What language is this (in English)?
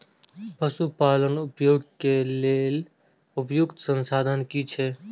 Maithili